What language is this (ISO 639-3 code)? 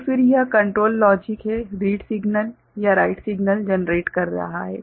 hin